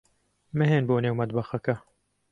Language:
Central Kurdish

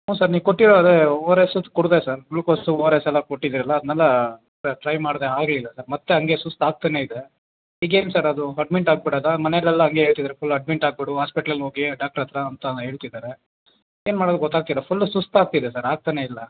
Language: Kannada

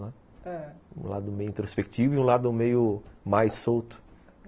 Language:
Portuguese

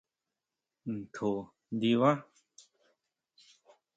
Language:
Huautla Mazatec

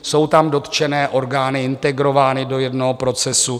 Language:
Czech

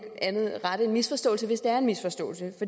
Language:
Danish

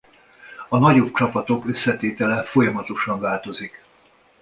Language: Hungarian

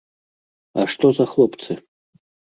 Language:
Belarusian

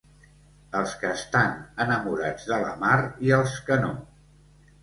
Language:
Catalan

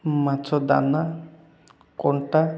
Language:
Odia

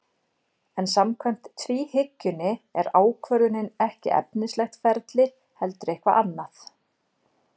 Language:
Icelandic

